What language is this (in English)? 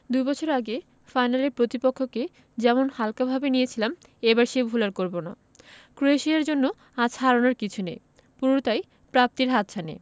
Bangla